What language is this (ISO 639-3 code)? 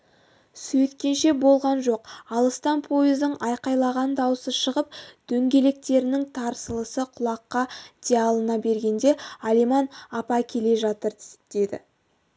kaz